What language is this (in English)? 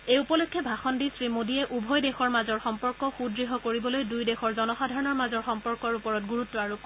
Assamese